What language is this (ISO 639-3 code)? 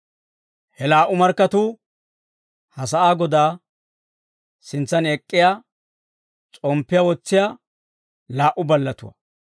dwr